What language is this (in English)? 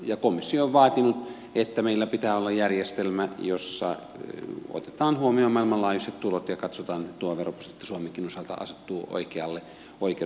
Finnish